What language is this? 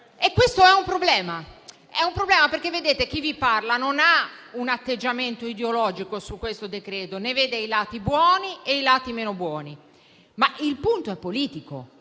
Italian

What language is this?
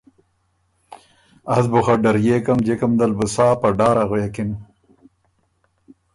Ormuri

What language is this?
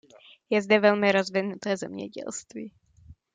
Czech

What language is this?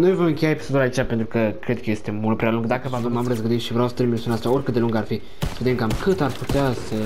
Romanian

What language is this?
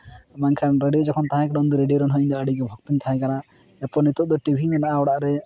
Santali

